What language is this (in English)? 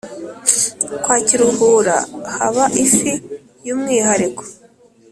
Kinyarwanda